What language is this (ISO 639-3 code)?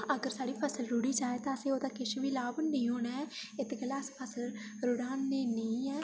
doi